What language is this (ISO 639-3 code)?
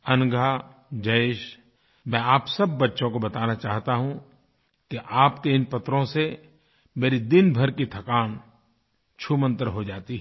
hin